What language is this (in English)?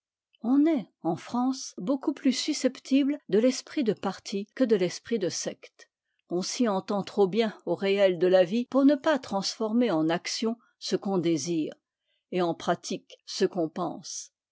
French